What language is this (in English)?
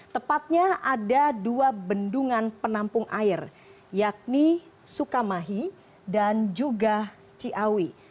Indonesian